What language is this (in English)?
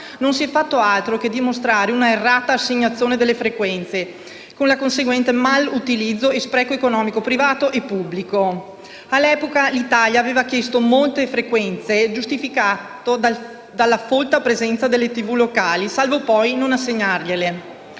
Italian